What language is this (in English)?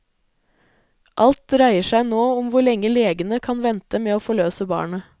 Norwegian